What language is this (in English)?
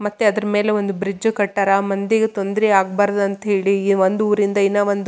Kannada